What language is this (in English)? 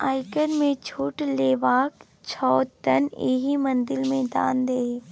Maithili